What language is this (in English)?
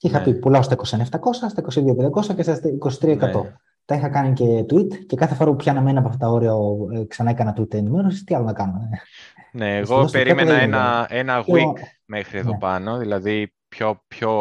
Greek